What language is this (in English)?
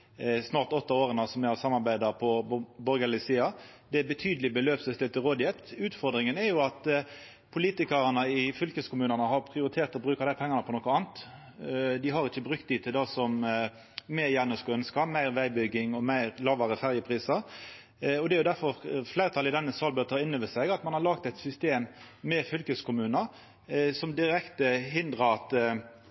Norwegian Nynorsk